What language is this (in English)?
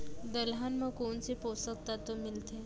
Chhattisgarhi